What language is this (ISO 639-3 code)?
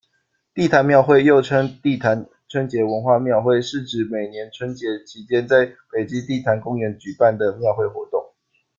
zho